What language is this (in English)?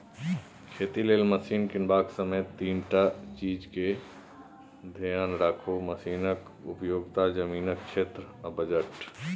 Maithili